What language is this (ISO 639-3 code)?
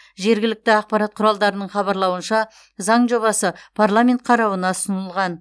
kaz